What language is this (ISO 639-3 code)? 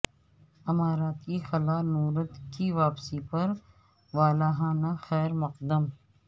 urd